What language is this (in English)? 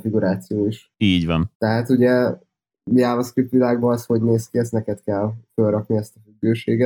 Hungarian